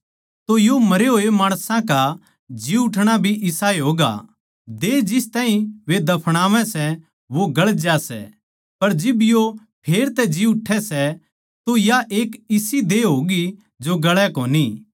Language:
Haryanvi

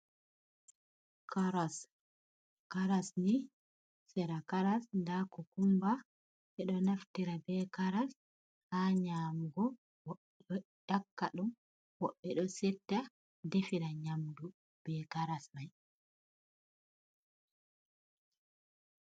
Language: Fula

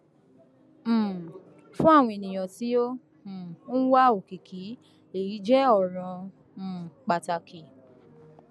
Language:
Yoruba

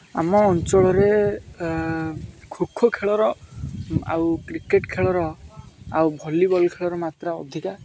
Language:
Odia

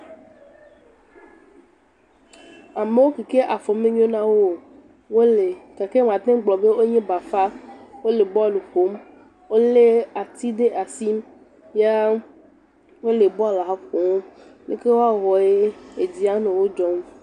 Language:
Ewe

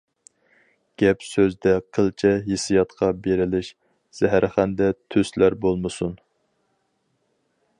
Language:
Uyghur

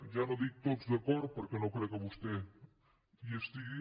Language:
Catalan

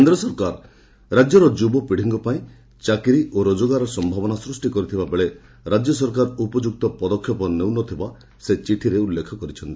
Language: Odia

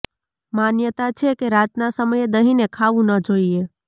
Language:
Gujarati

